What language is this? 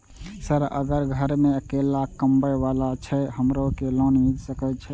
Maithili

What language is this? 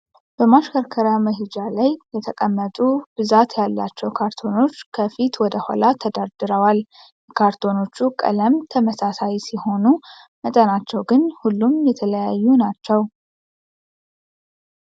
Amharic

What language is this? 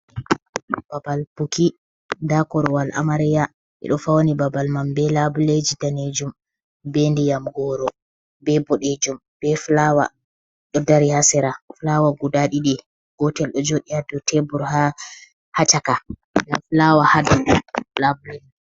Fula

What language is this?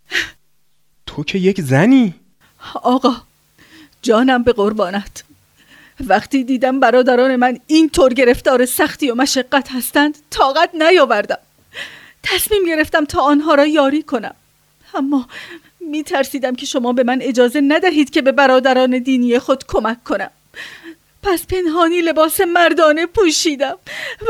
Persian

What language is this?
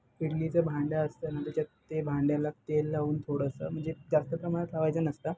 Marathi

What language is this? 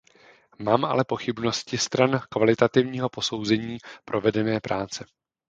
Czech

